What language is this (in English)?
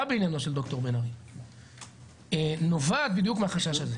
Hebrew